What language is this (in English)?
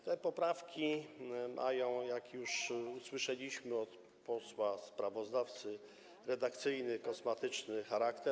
Polish